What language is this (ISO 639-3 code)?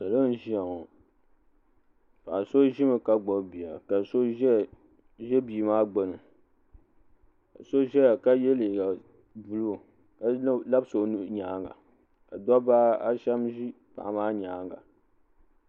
dag